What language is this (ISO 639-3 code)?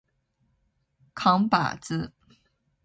zho